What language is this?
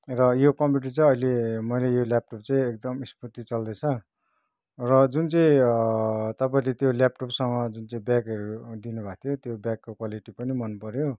Nepali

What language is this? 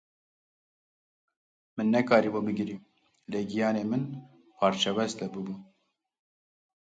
Kurdish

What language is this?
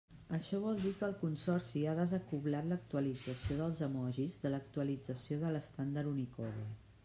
Catalan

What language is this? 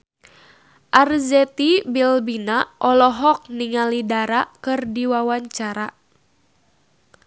Sundanese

